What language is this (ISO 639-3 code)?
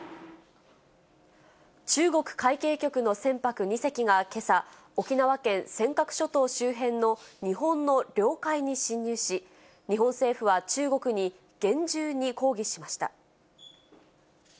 jpn